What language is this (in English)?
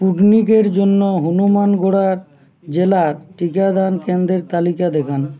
Bangla